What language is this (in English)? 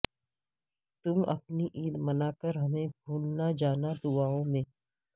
Urdu